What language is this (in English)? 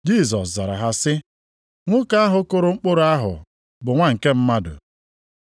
Igbo